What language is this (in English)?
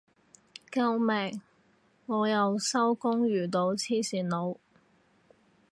Cantonese